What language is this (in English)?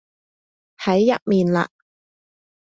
Cantonese